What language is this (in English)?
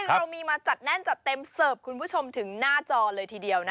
Thai